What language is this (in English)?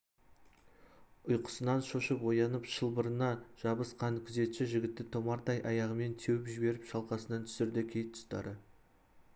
Kazakh